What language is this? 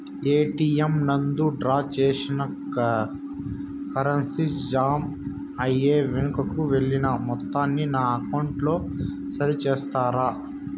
Telugu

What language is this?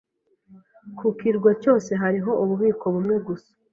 Kinyarwanda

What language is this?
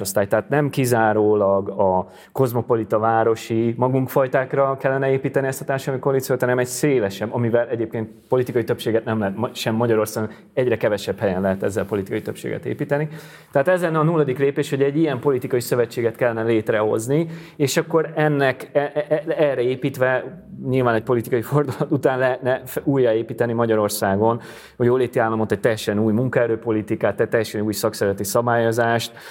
Hungarian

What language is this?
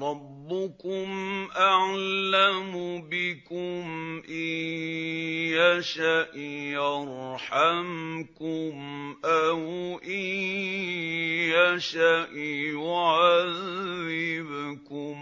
Arabic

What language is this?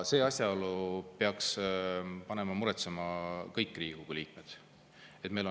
Estonian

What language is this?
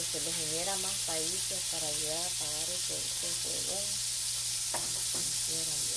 Spanish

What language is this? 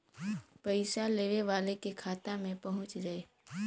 Bhojpuri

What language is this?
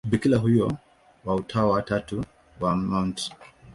Swahili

